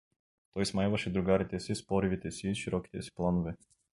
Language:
Bulgarian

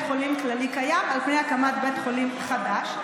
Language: Hebrew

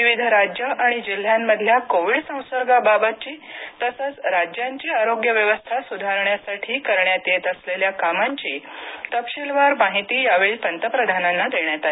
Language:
Marathi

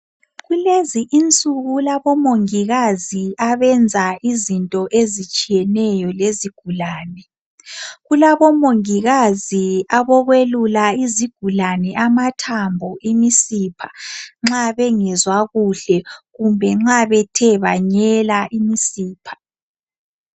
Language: North Ndebele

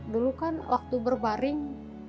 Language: Indonesian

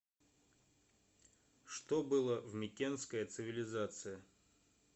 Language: Russian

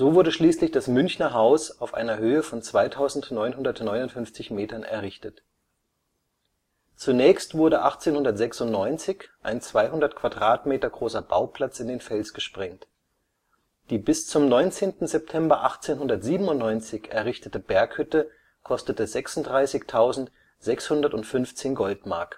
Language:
German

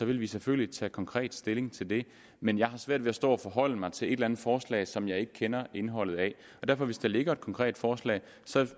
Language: Danish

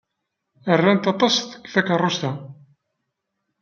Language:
Kabyle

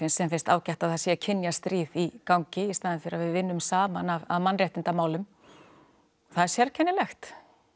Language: Icelandic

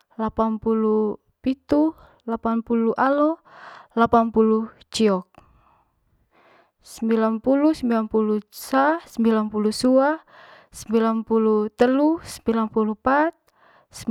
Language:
Manggarai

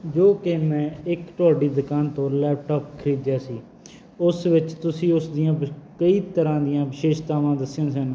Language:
Punjabi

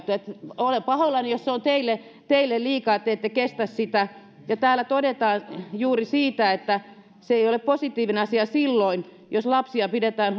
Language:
Finnish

